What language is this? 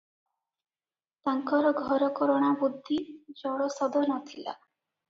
Odia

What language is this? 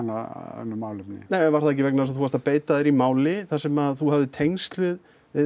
Icelandic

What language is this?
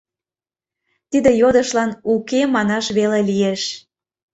Mari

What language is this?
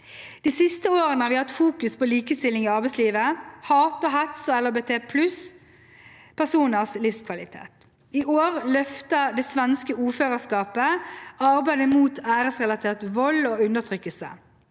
Norwegian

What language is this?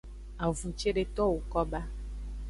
Aja (Benin)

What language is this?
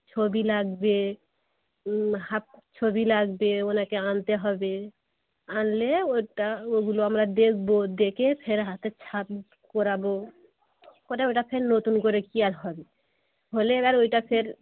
Bangla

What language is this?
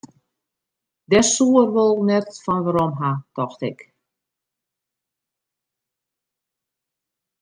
Western Frisian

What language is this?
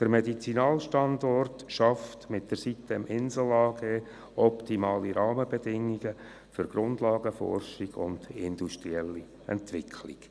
Swiss German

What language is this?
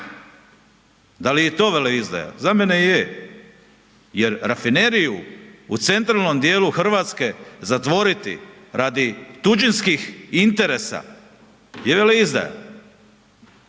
Croatian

